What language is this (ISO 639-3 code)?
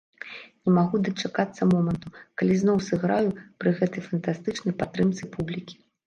bel